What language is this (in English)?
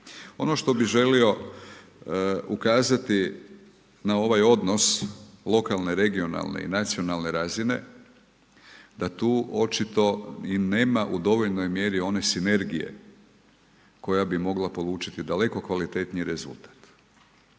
Croatian